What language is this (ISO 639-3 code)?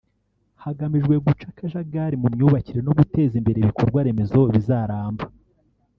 kin